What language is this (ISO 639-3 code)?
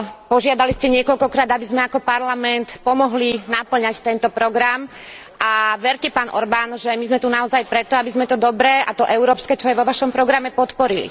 slk